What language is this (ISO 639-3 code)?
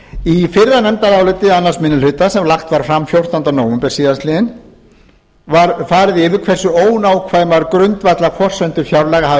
isl